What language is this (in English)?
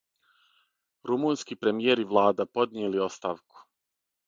Serbian